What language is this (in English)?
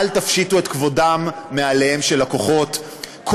Hebrew